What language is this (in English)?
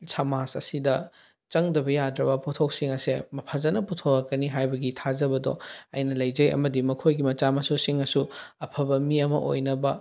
Manipuri